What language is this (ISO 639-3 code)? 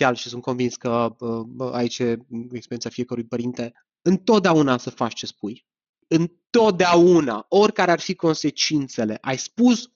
ron